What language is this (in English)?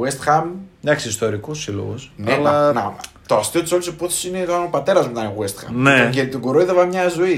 Greek